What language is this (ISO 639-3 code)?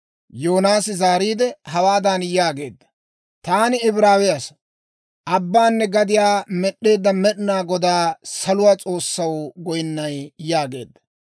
dwr